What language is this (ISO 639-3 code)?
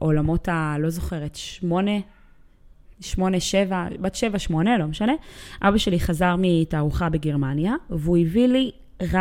heb